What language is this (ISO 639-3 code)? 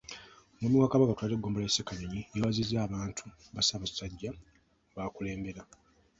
lug